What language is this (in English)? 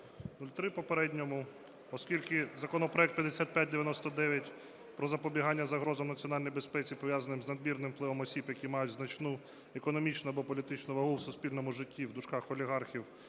Ukrainian